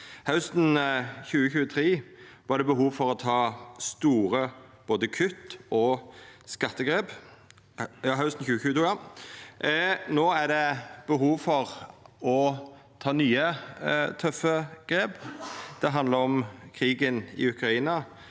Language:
Norwegian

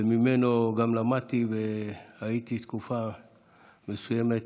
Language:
Hebrew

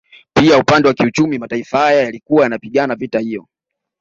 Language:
Swahili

